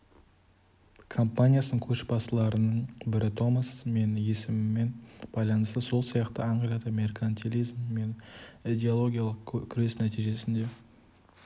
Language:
Kazakh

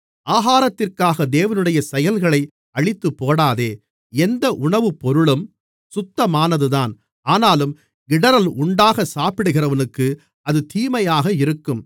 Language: Tamil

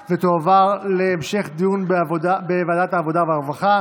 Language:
Hebrew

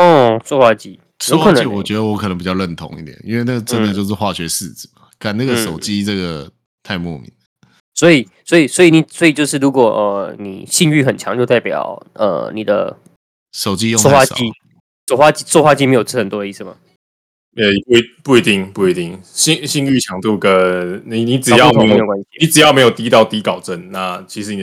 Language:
Chinese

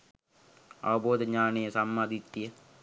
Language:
Sinhala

